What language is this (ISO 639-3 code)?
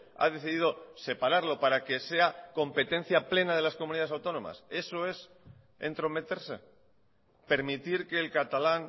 spa